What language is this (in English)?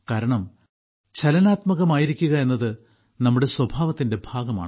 Malayalam